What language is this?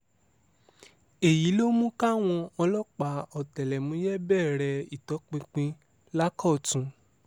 Yoruba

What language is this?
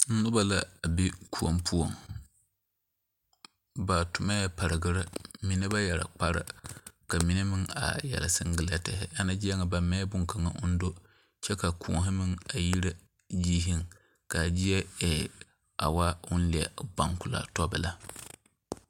Southern Dagaare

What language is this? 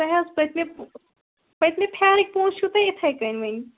Kashmiri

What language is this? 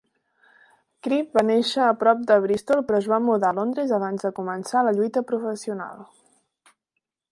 Catalan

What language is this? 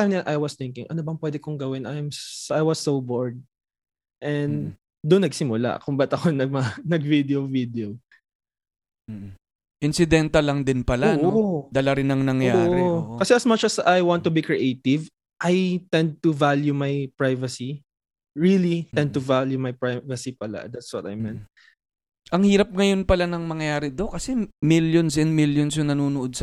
Filipino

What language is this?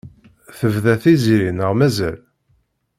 Kabyle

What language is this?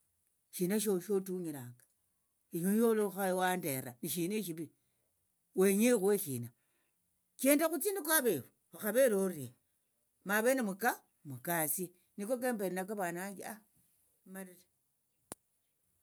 Tsotso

